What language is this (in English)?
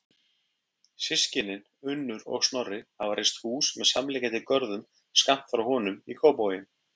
Icelandic